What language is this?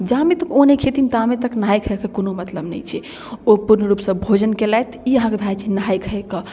Maithili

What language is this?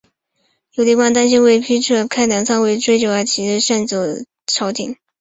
Chinese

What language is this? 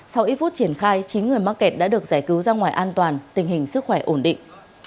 Vietnamese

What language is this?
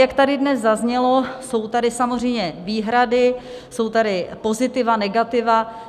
Czech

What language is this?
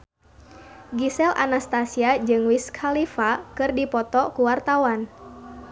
Sundanese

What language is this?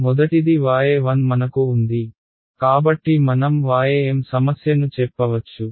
Telugu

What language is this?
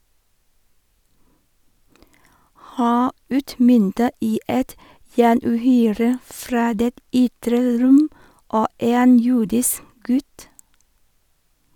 Norwegian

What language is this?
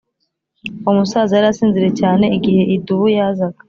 Kinyarwanda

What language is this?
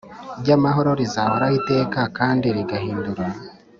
Kinyarwanda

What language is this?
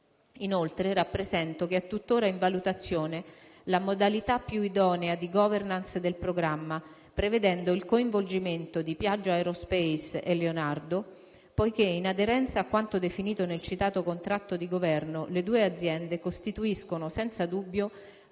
Italian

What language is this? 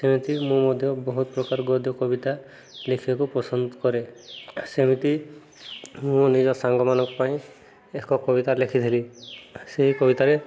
Odia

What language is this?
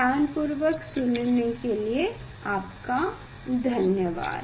Hindi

